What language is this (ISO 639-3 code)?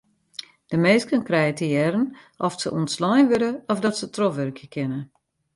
fry